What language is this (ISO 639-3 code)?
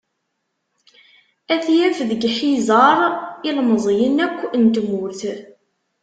kab